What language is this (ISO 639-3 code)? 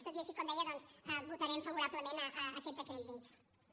cat